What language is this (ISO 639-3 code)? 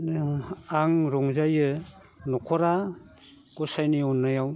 brx